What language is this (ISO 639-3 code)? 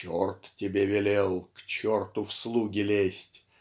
rus